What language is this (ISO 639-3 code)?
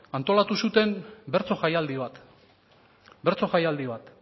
eus